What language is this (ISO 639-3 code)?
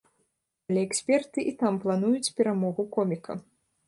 bel